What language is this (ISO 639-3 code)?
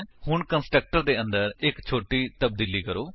pan